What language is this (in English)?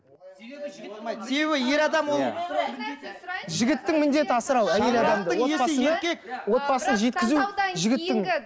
Kazakh